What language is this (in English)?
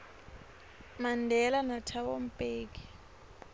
Swati